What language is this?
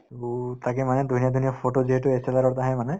Assamese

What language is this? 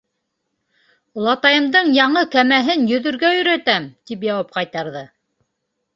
Bashkir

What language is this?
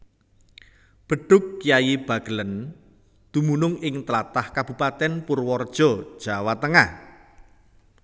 Javanese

